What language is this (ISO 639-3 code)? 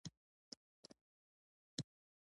pus